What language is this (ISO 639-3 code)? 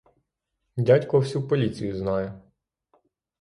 ukr